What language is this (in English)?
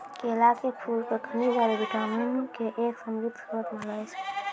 Maithili